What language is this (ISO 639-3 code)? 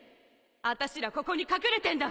jpn